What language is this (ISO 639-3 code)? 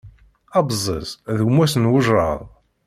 kab